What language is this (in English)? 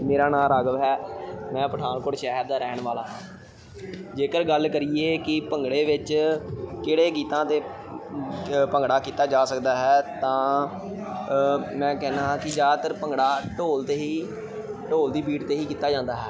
Punjabi